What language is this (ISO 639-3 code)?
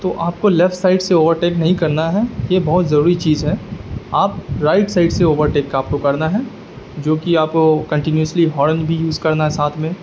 urd